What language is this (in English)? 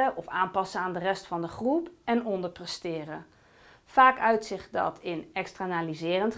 Dutch